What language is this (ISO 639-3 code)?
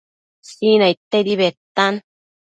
mcf